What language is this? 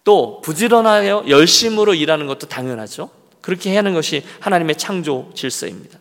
Korean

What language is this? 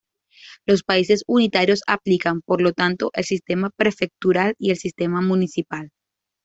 Spanish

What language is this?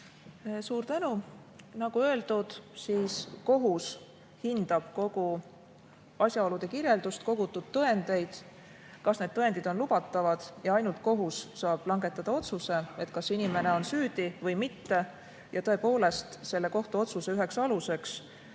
Estonian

